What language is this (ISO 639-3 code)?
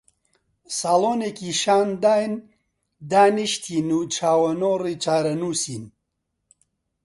ckb